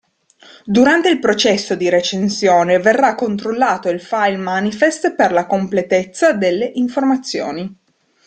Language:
Italian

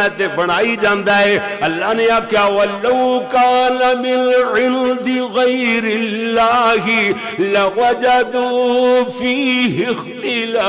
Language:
Urdu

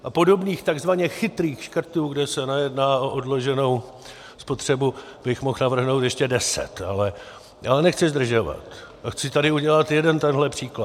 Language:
Czech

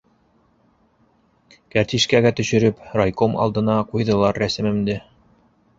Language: Bashkir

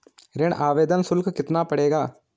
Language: Hindi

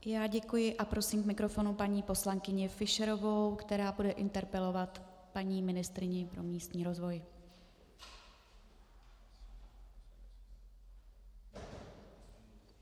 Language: Czech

